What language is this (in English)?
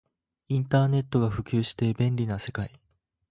Japanese